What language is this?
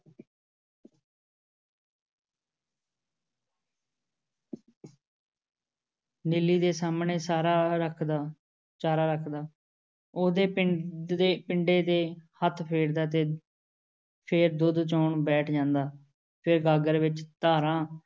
Punjabi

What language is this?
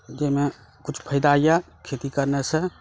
Maithili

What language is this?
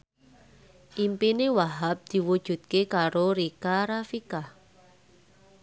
Javanese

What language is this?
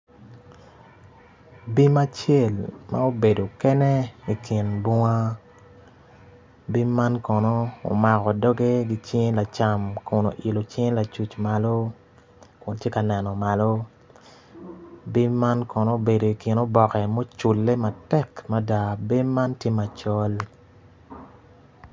Acoli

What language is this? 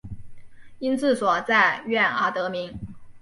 Chinese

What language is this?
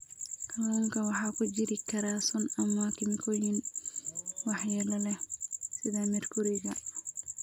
Somali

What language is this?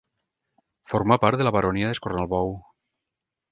Catalan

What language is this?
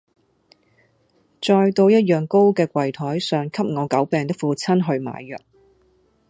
Cantonese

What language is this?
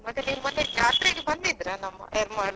Kannada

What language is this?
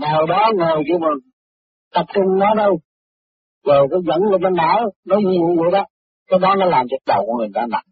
Vietnamese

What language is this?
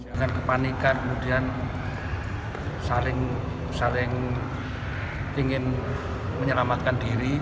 Indonesian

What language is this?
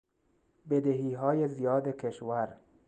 Persian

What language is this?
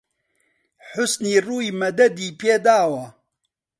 Central Kurdish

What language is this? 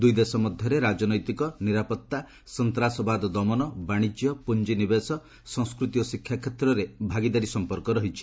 Odia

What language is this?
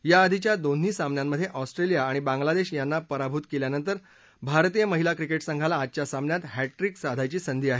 Marathi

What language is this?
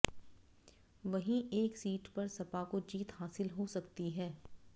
Hindi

